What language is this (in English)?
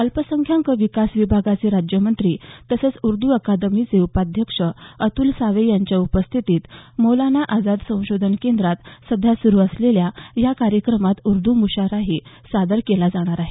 Marathi